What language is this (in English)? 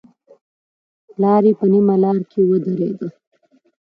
Pashto